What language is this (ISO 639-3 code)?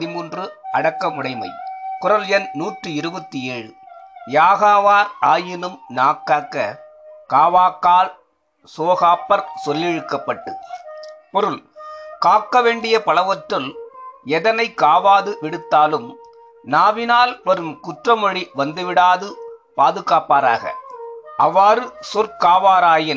tam